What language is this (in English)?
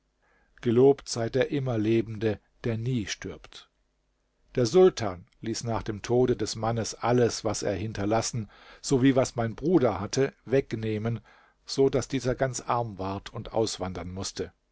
German